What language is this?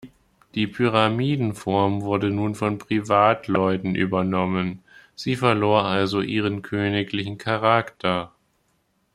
German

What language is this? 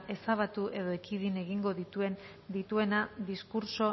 Basque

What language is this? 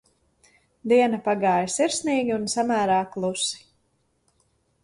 Latvian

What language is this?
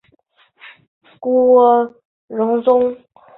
Chinese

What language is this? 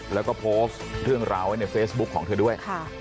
Thai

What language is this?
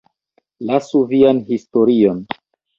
Esperanto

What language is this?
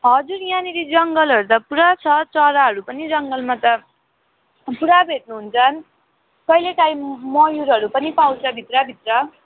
Nepali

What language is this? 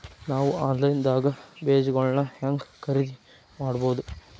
Kannada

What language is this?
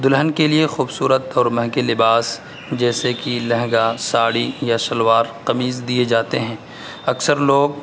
Urdu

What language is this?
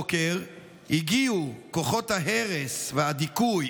Hebrew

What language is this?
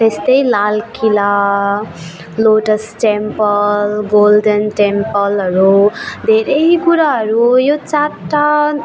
Nepali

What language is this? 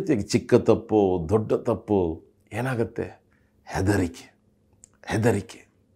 Kannada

